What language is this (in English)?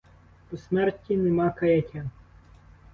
Ukrainian